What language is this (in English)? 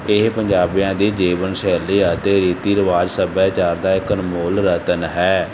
Punjabi